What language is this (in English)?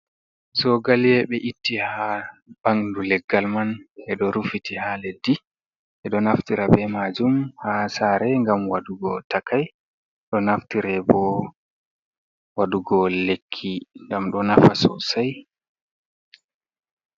Fula